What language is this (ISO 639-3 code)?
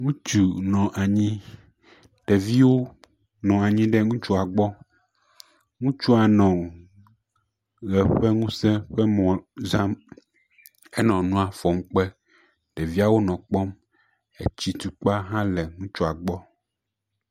ewe